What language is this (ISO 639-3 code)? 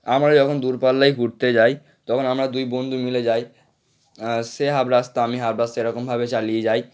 ben